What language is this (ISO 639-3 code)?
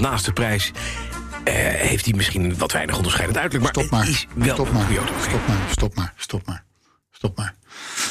nld